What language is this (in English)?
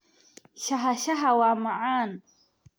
Somali